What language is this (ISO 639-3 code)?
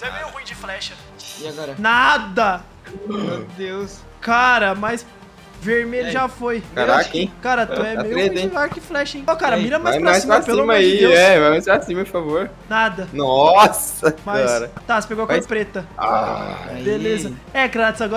por